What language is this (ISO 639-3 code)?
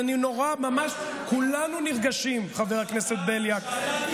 heb